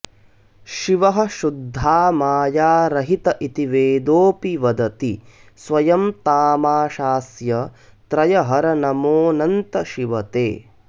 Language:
Sanskrit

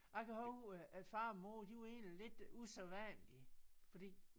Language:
Danish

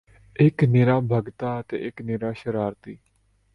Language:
Punjabi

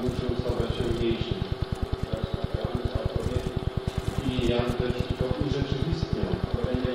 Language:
Polish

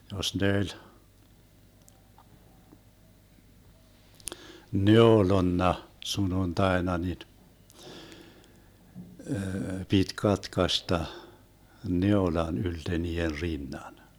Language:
Finnish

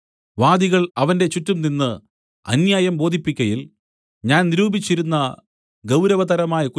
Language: Malayalam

